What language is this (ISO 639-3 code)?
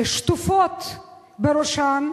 heb